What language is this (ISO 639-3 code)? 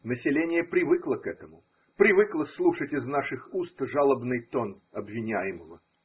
rus